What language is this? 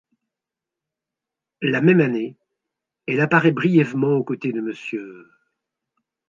French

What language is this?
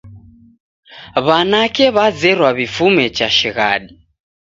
Taita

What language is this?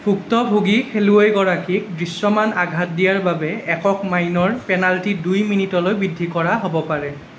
Assamese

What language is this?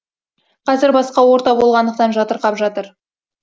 Kazakh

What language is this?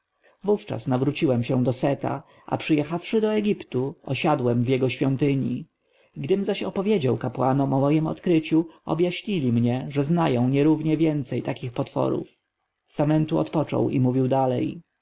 Polish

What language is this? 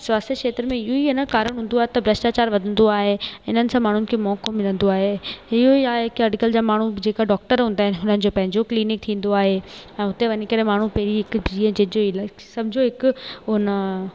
Sindhi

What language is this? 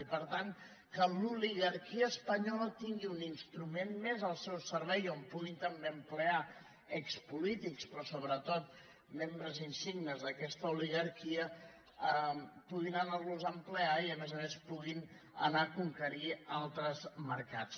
Catalan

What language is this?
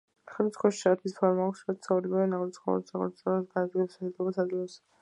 Georgian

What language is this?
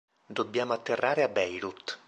Italian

